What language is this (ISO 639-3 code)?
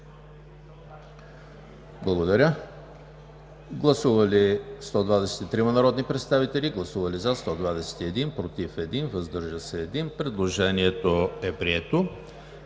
bul